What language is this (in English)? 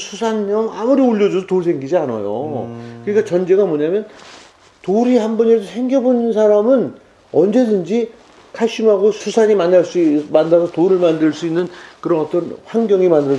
Korean